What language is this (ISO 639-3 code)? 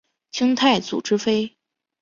zho